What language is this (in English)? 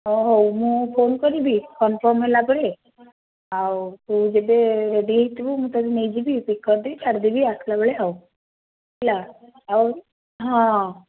Odia